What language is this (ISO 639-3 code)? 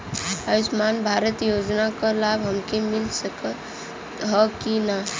bho